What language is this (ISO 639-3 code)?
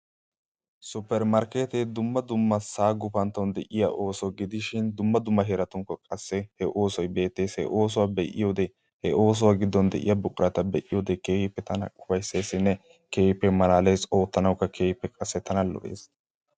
wal